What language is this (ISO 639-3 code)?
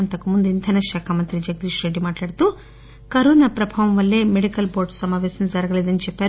tel